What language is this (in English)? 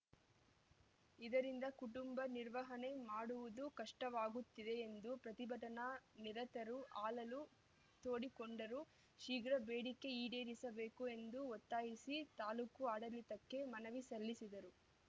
Kannada